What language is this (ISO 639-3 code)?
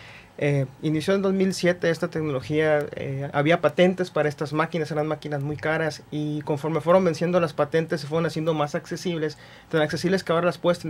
spa